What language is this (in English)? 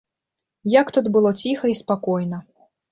Belarusian